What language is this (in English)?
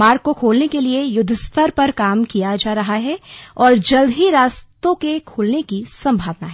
Hindi